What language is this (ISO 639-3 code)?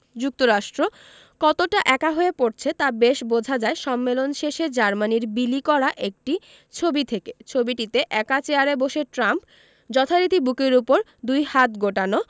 ben